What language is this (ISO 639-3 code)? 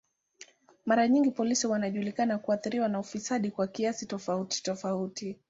swa